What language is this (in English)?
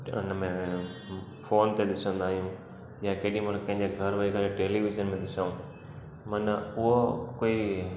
Sindhi